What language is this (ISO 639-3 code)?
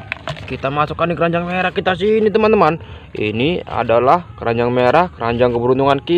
ind